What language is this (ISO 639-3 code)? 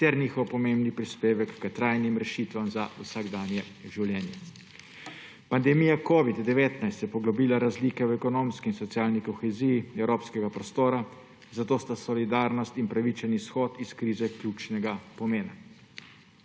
slv